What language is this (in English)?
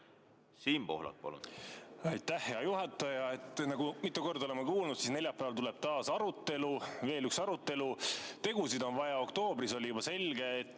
Estonian